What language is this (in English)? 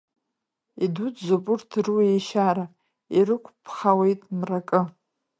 Abkhazian